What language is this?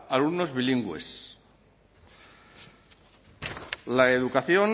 Spanish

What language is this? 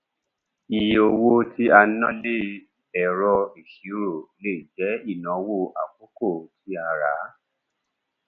Yoruba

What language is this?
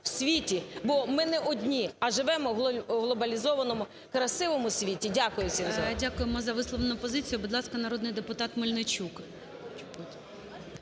Ukrainian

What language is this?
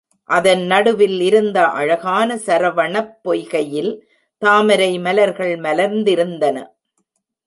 Tamil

